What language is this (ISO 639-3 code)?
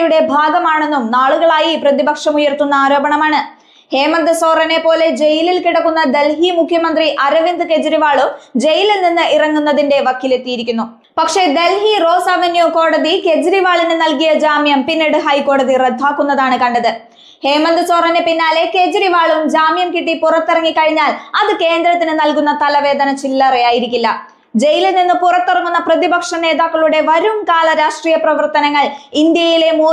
mal